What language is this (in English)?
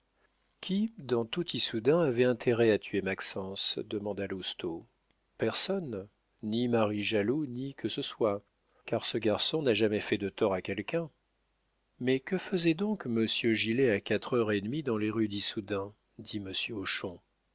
French